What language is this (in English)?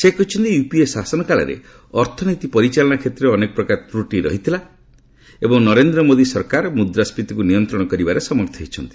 Odia